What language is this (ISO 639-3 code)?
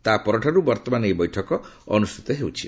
ori